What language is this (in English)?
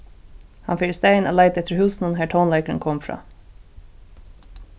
Faroese